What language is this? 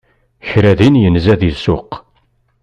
Kabyle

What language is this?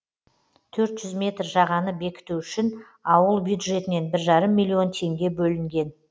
Kazakh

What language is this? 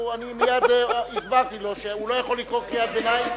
Hebrew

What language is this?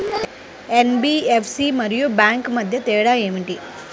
Telugu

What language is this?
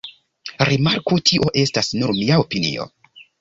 Esperanto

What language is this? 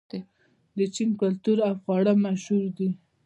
Pashto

